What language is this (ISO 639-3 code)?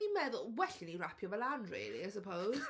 cym